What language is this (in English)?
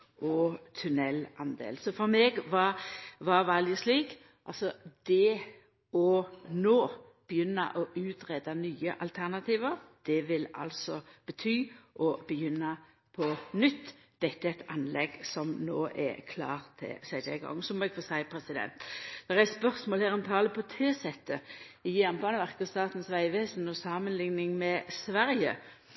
Norwegian Nynorsk